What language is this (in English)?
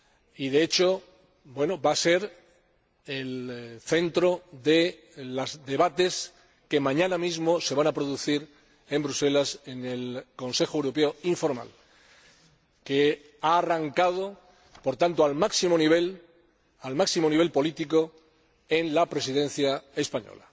Spanish